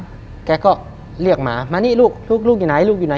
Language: Thai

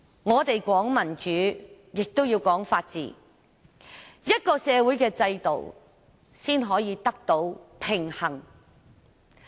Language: Cantonese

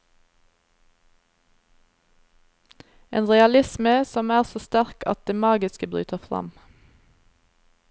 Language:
Norwegian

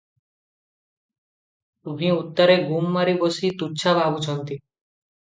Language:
Odia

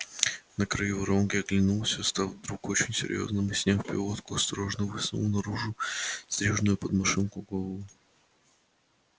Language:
Russian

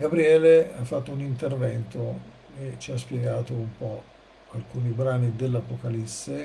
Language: Italian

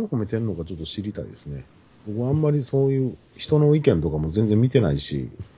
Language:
Japanese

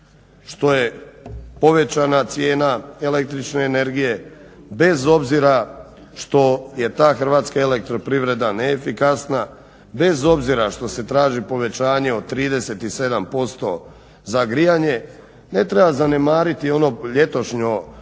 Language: Croatian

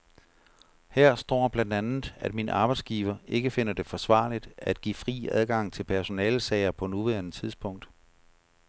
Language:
Danish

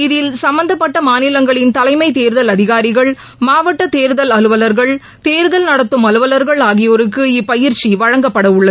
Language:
Tamil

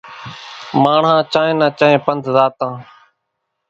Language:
Kachi Koli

